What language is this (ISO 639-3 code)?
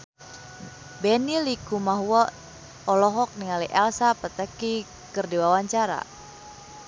sun